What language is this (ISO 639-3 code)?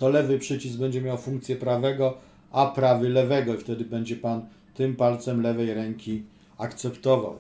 pol